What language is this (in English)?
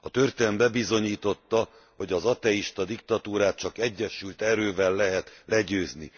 Hungarian